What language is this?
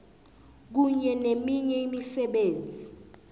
South Ndebele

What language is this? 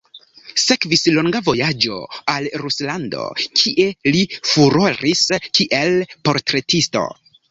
Esperanto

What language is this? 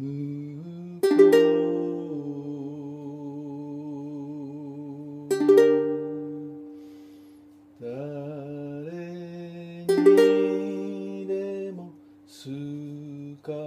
Japanese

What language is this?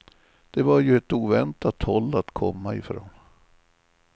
Swedish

